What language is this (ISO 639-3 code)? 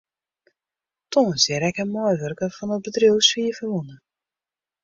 fry